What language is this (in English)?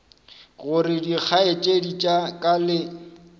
Northern Sotho